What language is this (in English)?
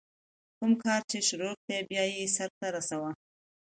Pashto